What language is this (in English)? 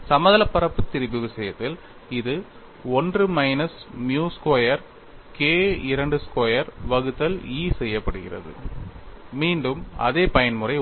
Tamil